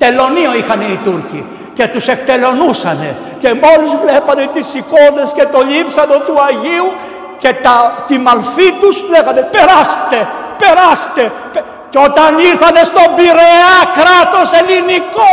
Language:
Greek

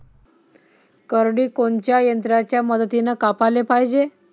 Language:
Marathi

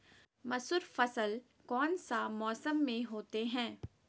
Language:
Magahi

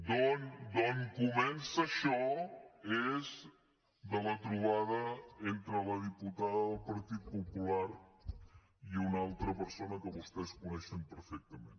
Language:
Catalan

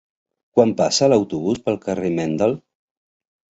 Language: Catalan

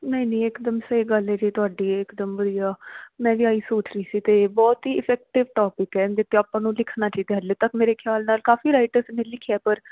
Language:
Punjabi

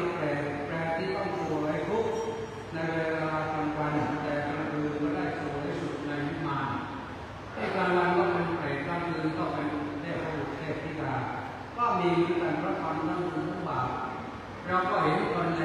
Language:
Thai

